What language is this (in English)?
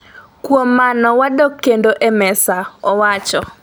Luo (Kenya and Tanzania)